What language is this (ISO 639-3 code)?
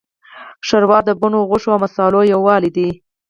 pus